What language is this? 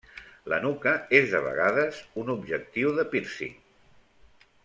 Catalan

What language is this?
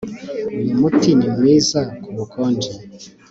Kinyarwanda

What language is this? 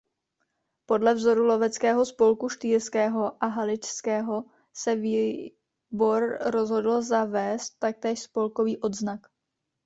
Czech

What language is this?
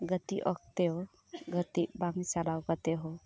Santali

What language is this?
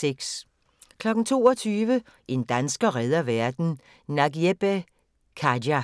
Danish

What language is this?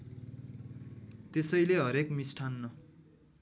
Nepali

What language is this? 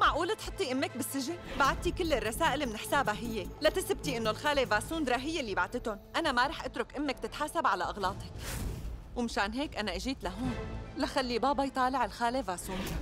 Arabic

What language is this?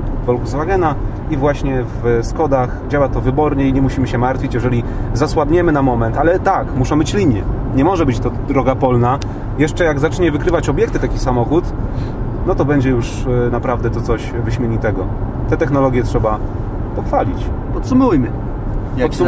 Polish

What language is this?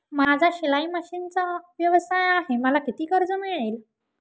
Marathi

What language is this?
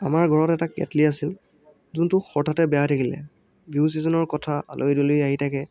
Assamese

